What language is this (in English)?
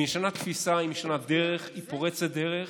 Hebrew